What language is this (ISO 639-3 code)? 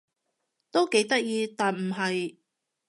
yue